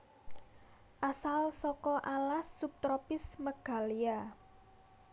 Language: Javanese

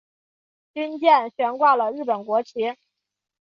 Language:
Chinese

